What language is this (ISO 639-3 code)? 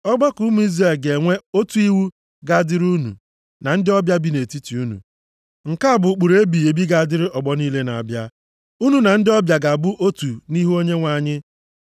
ibo